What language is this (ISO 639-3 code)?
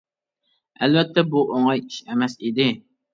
uig